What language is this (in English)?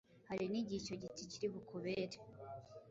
Kinyarwanda